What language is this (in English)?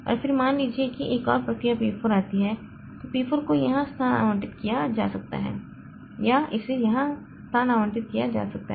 Hindi